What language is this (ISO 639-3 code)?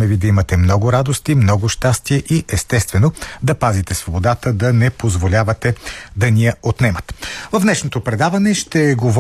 bul